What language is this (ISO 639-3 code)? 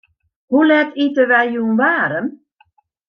fry